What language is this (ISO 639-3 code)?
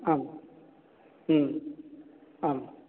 san